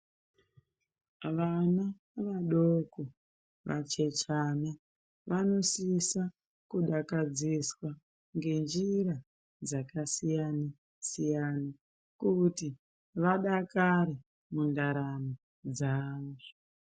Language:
Ndau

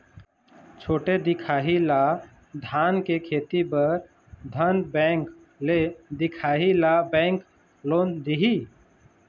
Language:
Chhattisgarhi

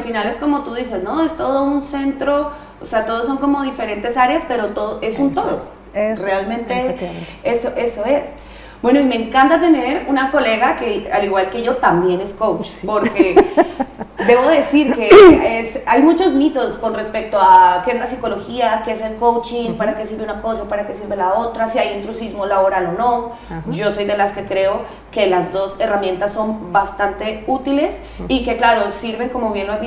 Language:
Spanish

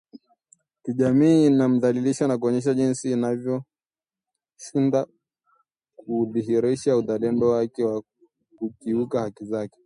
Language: Swahili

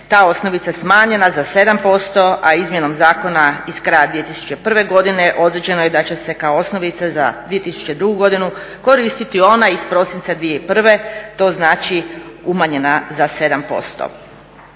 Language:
Croatian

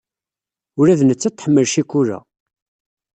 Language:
Kabyle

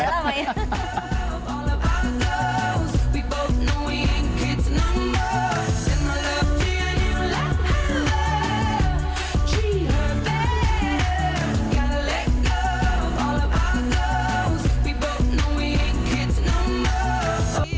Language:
Indonesian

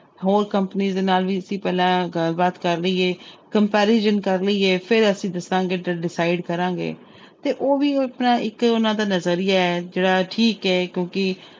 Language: Punjabi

